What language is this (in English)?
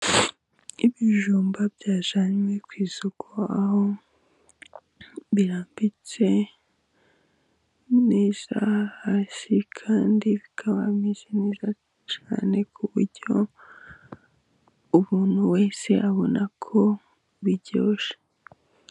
Kinyarwanda